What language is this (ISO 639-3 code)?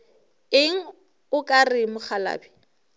nso